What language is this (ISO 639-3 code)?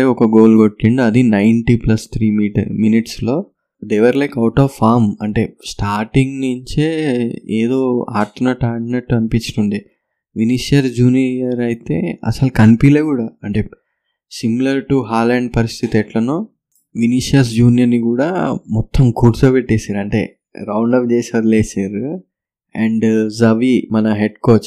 tel